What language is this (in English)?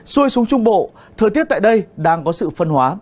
Vietnamese